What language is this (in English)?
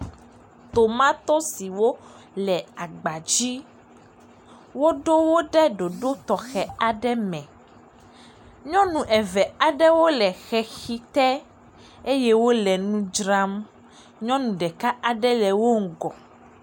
Ewe